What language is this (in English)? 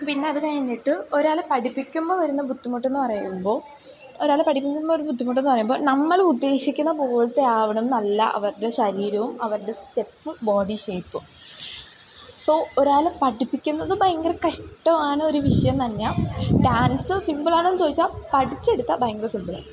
Malayalam